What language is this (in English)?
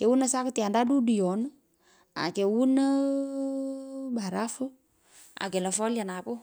Pökoot